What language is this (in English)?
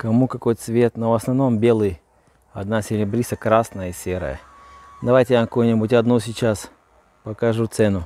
Russian